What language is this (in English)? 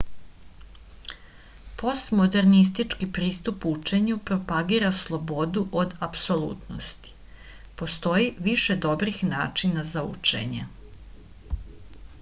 Serbian